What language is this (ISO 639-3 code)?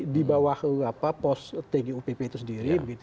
ind